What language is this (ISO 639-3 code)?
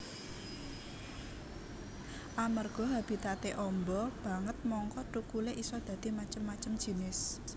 jav